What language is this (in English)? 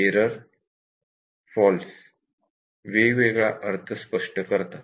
Marathi